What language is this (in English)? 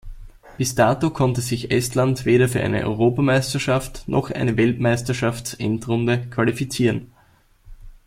German